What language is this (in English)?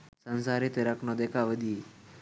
Sinhala